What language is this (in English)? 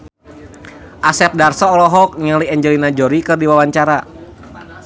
Sundanese